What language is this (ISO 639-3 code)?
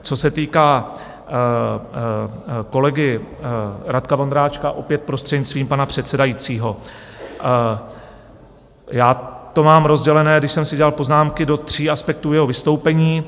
ces